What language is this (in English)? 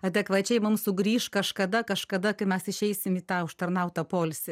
Lithuanian